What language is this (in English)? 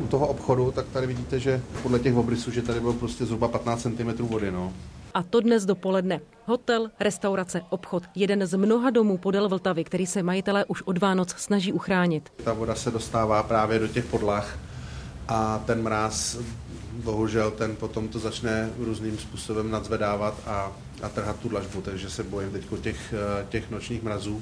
Czech